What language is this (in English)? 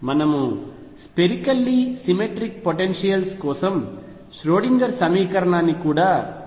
Telugu